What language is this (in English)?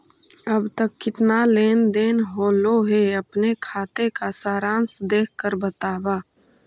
Magahi